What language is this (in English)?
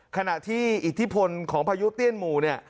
Thai